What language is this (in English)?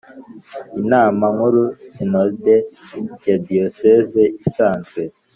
Kinyarwanda